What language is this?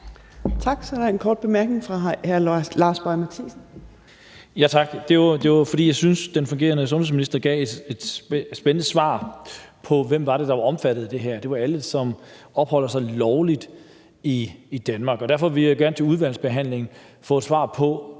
Danish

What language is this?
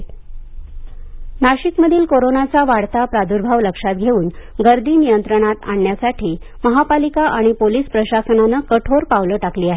Marathi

